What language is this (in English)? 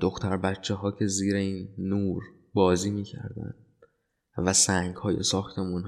Persian